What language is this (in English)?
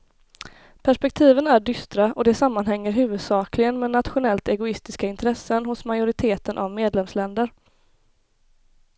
Swedish